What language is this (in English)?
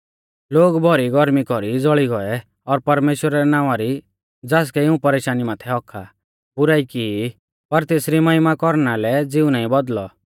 Mahasu Pahari